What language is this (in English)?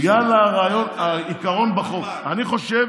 Hebrew